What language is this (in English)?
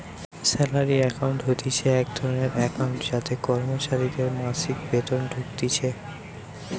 Bangla